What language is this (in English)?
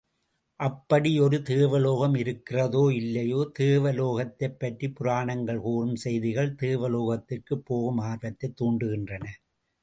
Tamil